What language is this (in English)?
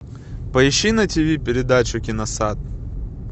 Russian